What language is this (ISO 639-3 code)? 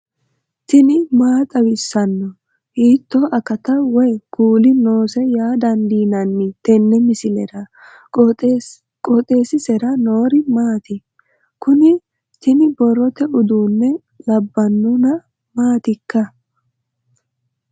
sid